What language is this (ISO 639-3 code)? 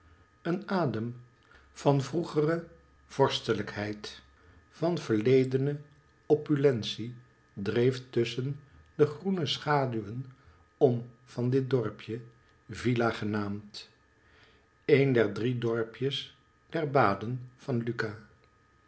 nld